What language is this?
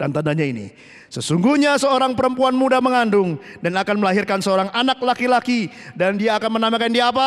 Indonesian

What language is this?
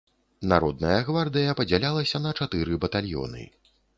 Belarusian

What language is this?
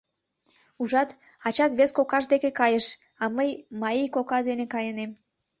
Mari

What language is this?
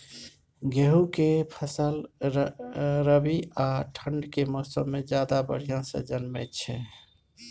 Maithili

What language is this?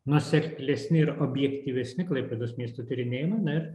Lithuanian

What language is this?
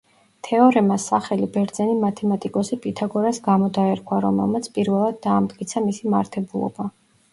Georgian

